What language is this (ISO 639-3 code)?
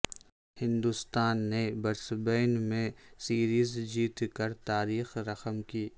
urd